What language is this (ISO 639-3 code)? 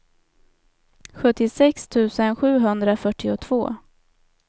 swe